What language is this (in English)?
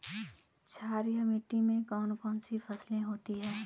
Hindi